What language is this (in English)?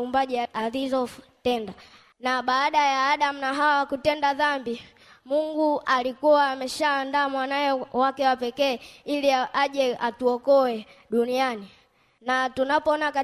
Swahili